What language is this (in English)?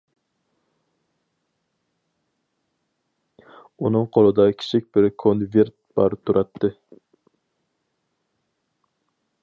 Uyghur